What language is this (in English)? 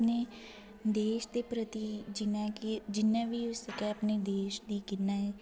Dogri